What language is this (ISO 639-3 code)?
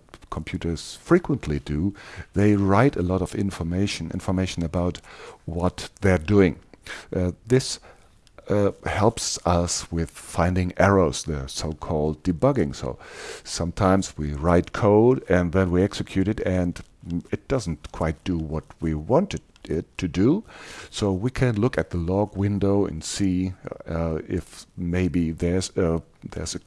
eng